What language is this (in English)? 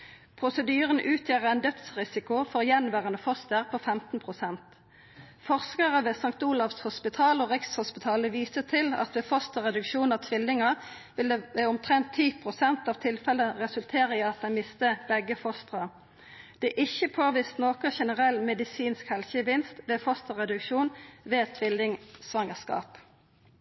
Norwegian Nynorsk